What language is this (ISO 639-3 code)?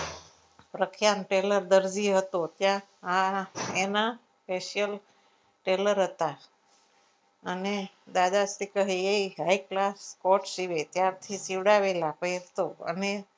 guj